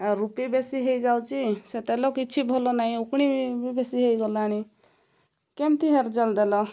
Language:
Odia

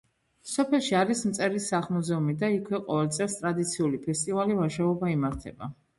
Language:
Georgian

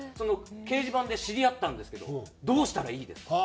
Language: Japanese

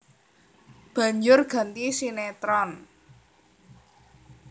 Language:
Javanese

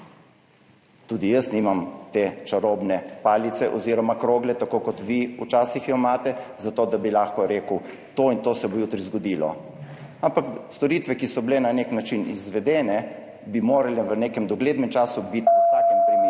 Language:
Slovenian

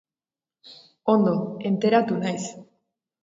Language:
Basque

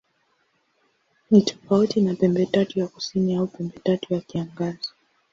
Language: Swahili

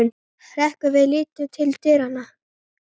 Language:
Icelandic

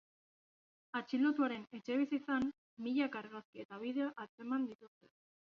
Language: Basque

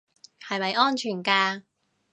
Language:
Cantonese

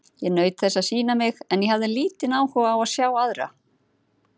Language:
Icelandic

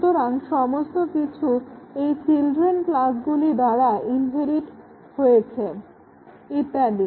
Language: Bangla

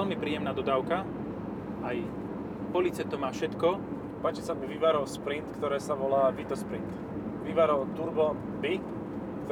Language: Slovak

